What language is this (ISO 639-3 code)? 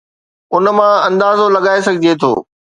snd